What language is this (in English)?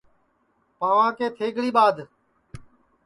Sansi